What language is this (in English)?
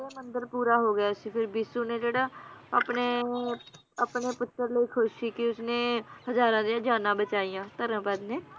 Punjabi